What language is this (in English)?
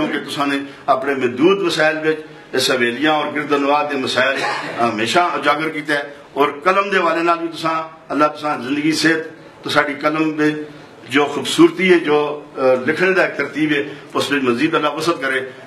Dutch